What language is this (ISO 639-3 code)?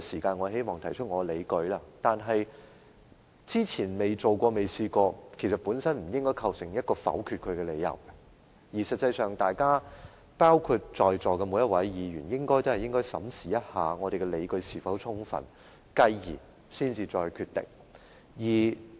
yue